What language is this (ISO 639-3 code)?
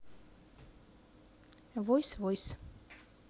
rus